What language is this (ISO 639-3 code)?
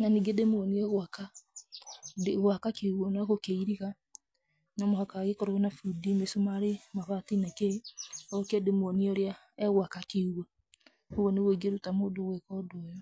kik